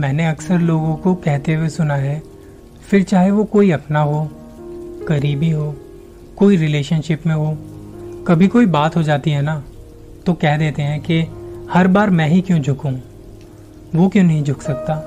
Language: Hindi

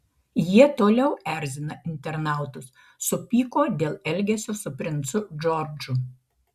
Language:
Lithuanian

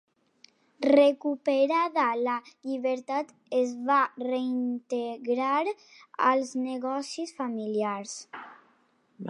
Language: Catalan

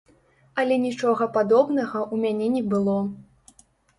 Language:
Belarusian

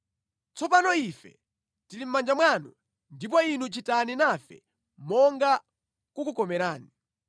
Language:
Nyanja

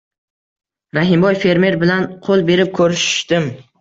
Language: Uzbek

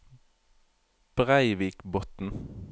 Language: Norwegian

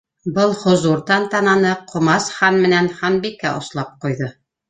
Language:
Bashkir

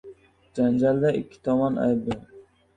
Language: Uzbek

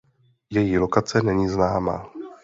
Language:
Czech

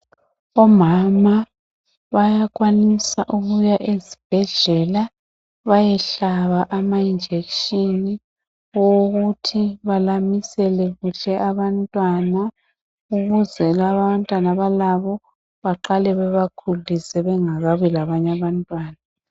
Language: North Ndebele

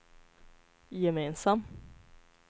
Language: Swedish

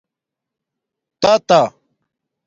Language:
Domaaki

